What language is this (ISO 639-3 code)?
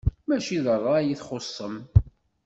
kab